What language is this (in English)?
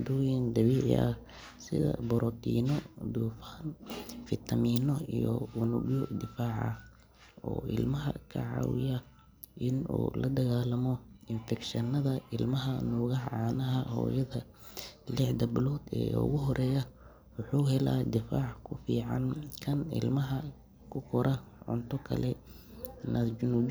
Somali